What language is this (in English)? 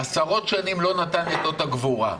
Hebrew